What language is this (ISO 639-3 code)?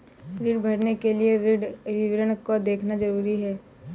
hin